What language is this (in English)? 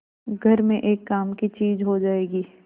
Hindi